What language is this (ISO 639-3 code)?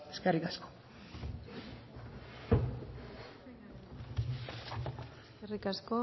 eus